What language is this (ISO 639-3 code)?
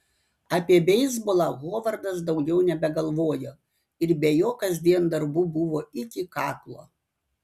lit